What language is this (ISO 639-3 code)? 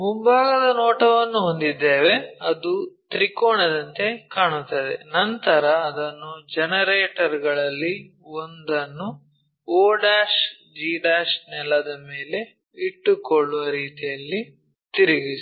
kan